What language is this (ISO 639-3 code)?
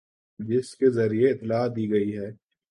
urd